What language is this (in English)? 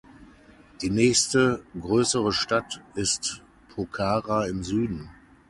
German